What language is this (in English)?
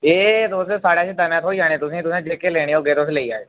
Dogri